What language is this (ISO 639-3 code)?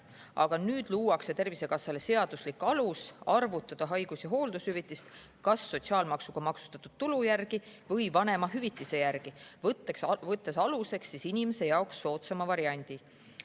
est